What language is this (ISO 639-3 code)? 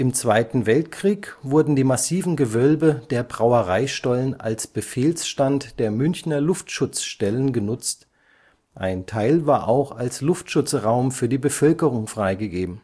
deu